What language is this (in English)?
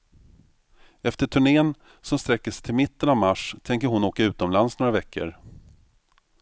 Swedish